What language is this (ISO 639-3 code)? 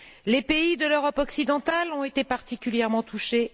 fra